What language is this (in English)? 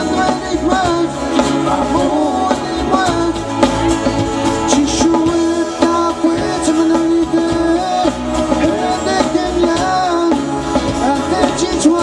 Romanian